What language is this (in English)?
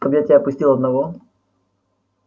Russian